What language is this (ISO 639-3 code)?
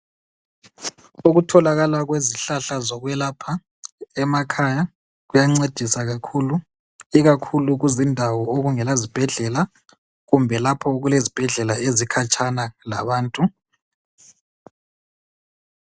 nde